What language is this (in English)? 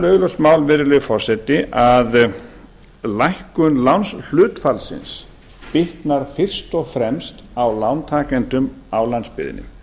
Icelandic